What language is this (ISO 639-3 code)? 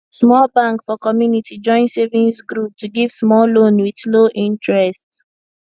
pcm